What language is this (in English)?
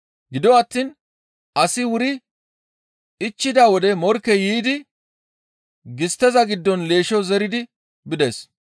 Gamo